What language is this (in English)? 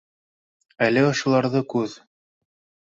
Bashkir